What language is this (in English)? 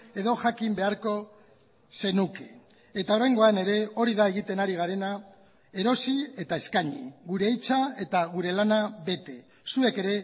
Basque